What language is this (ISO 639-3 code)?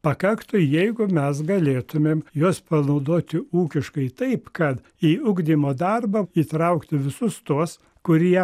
lit